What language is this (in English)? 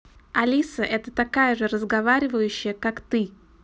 Russian